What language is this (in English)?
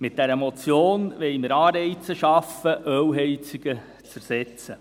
Swiss German